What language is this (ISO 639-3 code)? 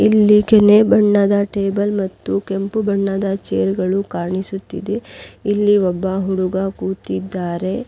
kan